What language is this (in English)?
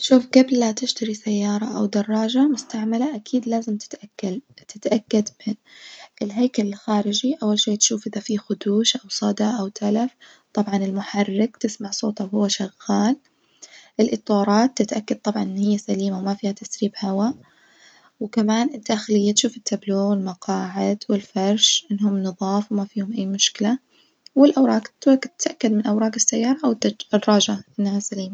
Najdi Arabic